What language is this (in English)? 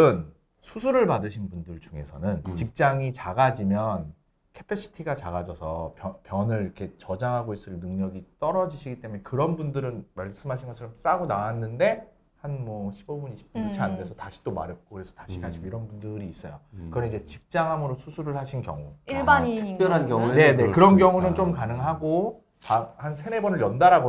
Korean